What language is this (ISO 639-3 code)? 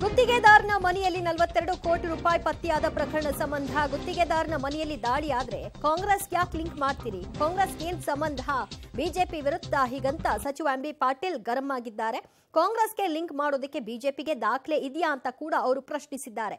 ron